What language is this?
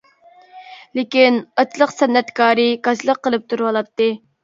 Uyghur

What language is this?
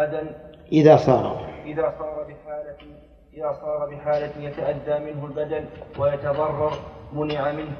Arabic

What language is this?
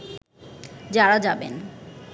Bangla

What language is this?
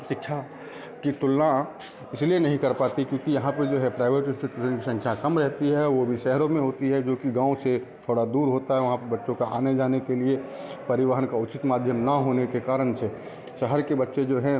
Hindi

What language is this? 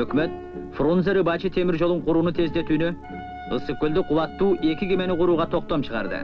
Turkish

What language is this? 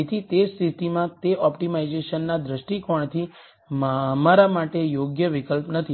Gujarati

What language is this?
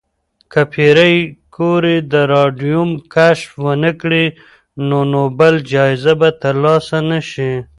Pashto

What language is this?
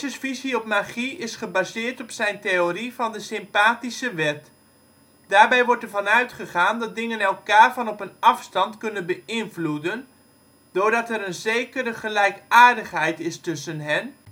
Dutch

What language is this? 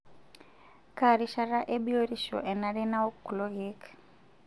Masai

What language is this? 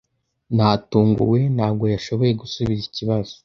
Kinyarwanda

